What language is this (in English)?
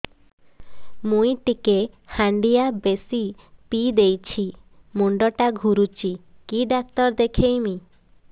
Odia